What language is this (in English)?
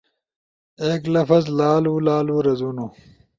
Ushojo